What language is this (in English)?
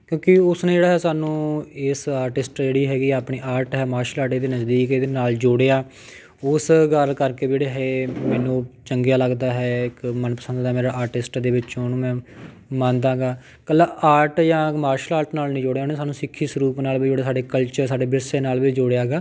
Punjabi